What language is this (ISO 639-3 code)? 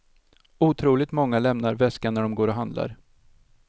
swe